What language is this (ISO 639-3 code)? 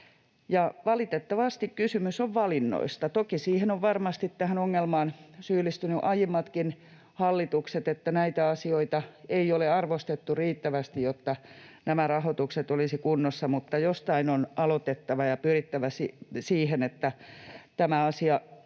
fin